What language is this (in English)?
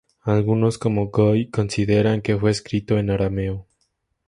Spanish